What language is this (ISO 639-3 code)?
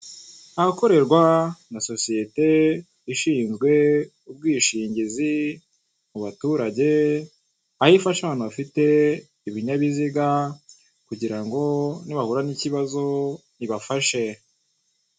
kin